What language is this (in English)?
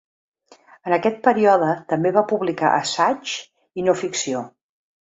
Catalan